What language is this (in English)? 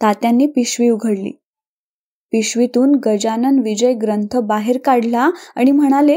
Marathi